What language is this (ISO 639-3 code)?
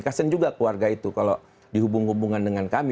ind